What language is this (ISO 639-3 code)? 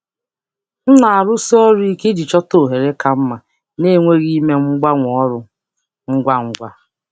ibo